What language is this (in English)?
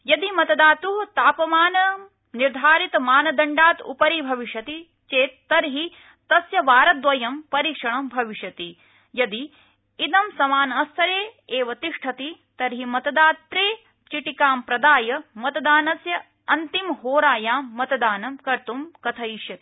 Sanskrit